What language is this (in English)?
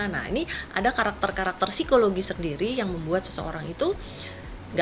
Indonesian